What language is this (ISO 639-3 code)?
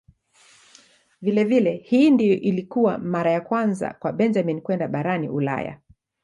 swa